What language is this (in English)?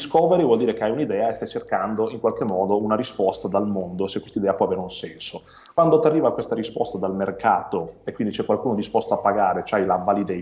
Italian